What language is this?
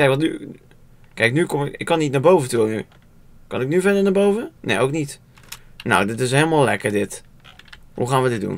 Dutch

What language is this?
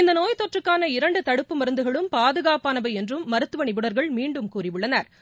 Tamil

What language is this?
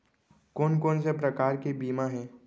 Chhattisgarhi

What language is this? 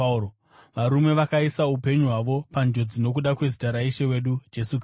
Shona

